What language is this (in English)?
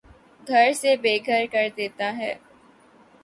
Urdu